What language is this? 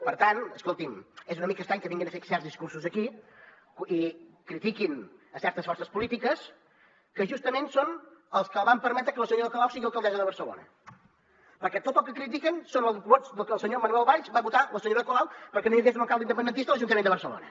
Catalan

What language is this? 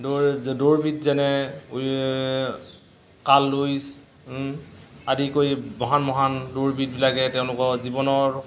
Assamese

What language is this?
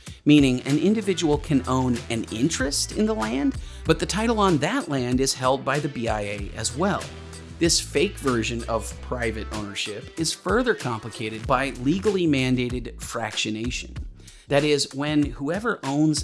English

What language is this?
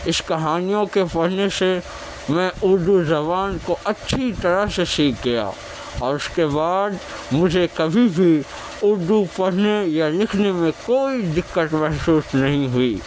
Urdu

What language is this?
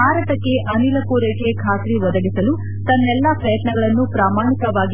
Kannada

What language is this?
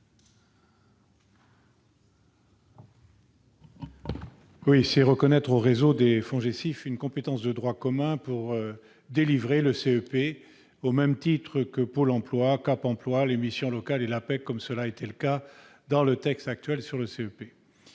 French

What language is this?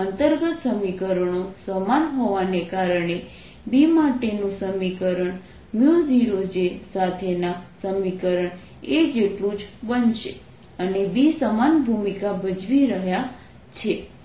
Gujarati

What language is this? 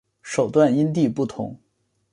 Chinese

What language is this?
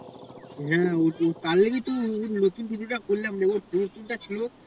Bangla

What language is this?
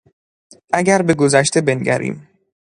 Persian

